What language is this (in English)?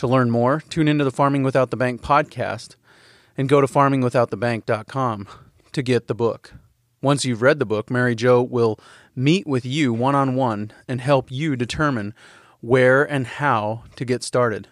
English